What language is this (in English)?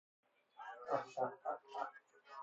Persian